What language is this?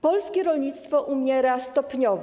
Polish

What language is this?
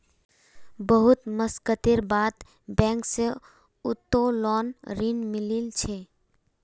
Magahi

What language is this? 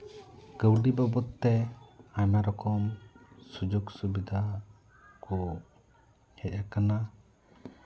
Santali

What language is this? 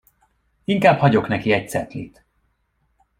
Hungarian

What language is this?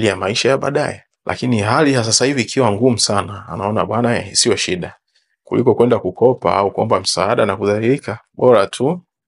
Swahili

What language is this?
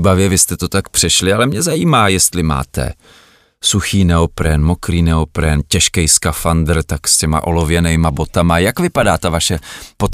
Czech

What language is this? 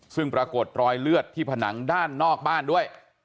Thai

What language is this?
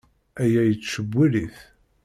Kabyle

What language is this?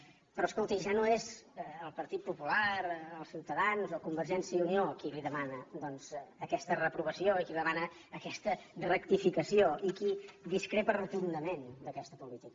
Catalan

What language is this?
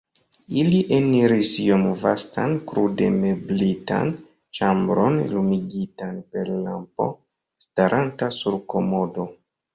Esperanto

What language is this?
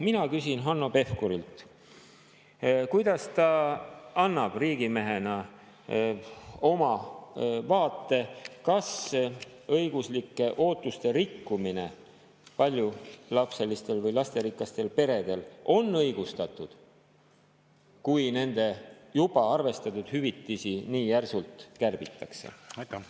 Estonian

